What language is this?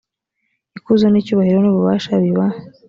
Kinyarwanda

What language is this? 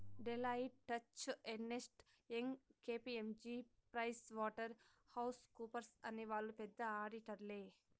Telugu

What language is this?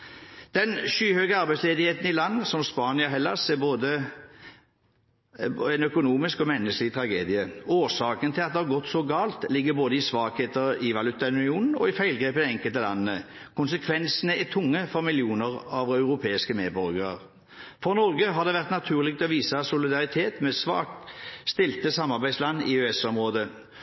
Norwegian Bokmål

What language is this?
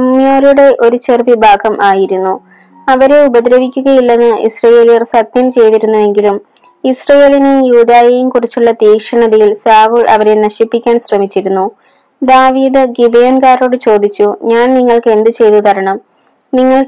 Malayalam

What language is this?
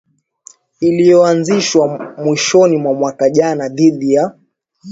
Swahili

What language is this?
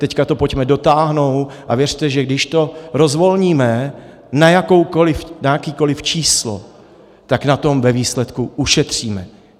Czech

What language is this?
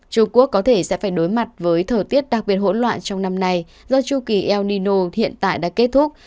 Vietnamese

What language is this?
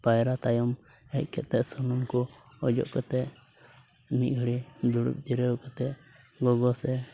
Santali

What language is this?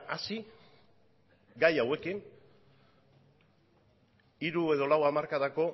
Basque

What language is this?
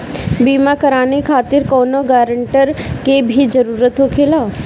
Bhojpuri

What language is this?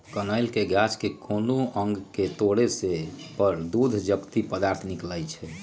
Magahi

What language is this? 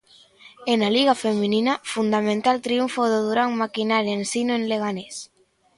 Galician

